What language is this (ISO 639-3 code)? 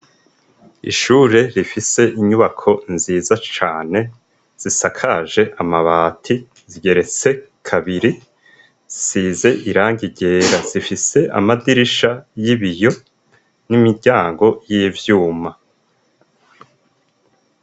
run